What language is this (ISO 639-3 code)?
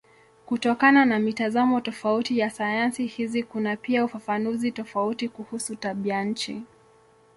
swa